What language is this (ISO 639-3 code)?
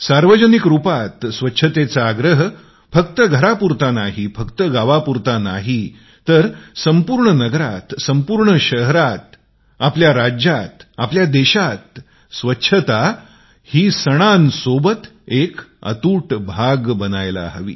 mar